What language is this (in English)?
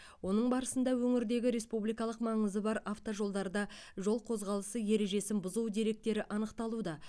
Kazakh